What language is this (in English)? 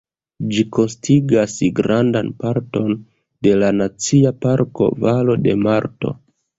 Esperanto